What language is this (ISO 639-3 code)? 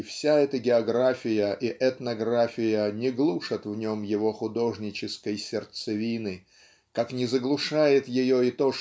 rus